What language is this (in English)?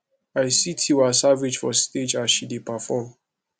Nigerian Pidgin